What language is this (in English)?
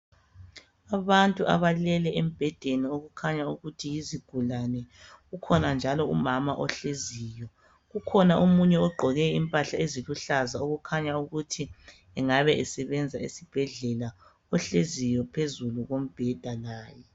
North Ndebele